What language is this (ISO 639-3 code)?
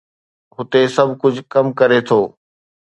snd